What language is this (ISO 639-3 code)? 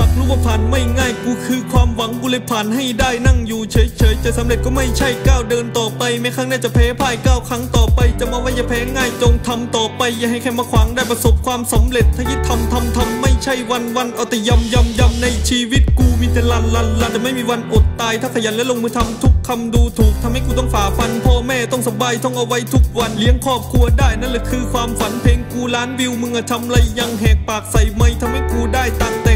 tha